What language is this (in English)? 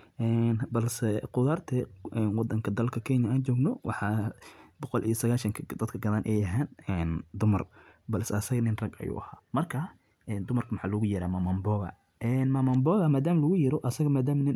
Somali